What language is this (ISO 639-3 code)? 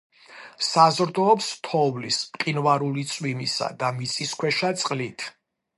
kat